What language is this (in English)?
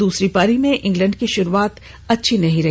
Hindi